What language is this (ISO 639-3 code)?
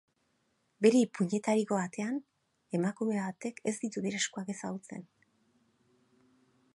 eus